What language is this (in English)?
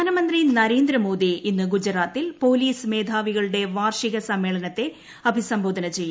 Malayalam